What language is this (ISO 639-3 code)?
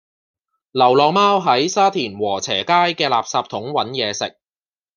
yue